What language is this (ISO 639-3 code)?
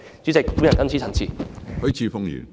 yue